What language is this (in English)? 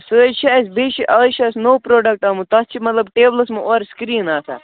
Kashmiri